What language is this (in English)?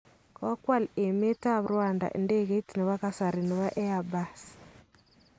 Kalenjin